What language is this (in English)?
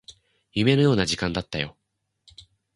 Japanese